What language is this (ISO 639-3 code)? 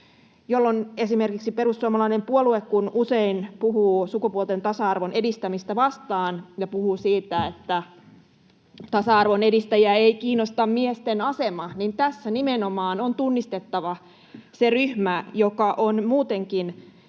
fin